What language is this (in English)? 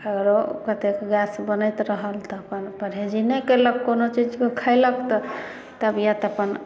Maithili